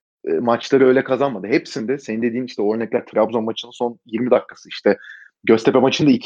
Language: Turkish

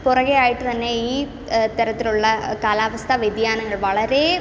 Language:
Malayalam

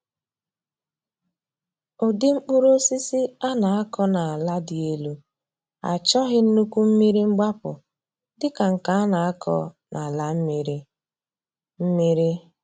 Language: Igbo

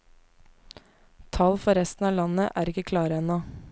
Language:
Norwegian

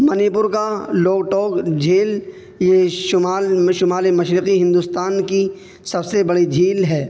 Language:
Urdu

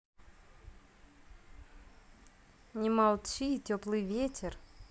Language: Russian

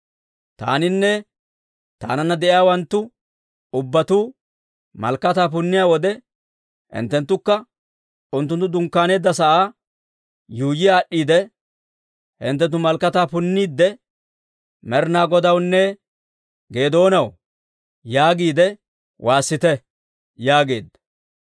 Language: Dawro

